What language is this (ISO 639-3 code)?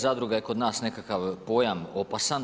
hrv